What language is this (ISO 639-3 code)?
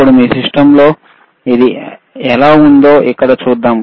tel